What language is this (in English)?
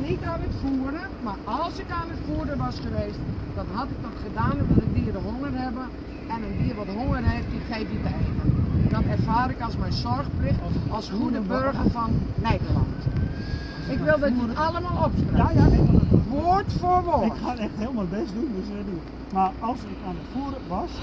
Dutch